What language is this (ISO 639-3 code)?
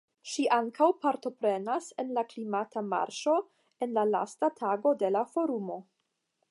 epo